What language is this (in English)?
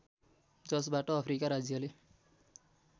Nepali